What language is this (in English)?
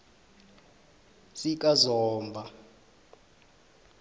South Ndebele